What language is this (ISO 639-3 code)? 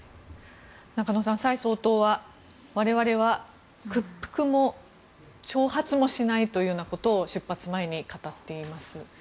jpn